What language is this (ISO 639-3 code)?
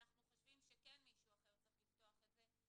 heb